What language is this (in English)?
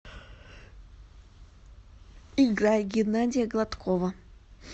Russian